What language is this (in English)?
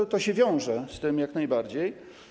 Polish